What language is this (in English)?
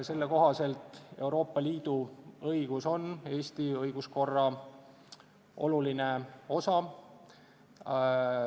Estonian